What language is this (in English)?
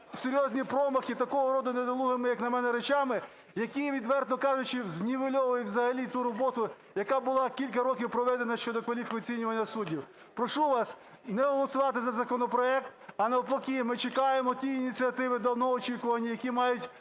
Ukrainian